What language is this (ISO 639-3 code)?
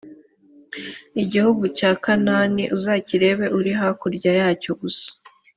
kin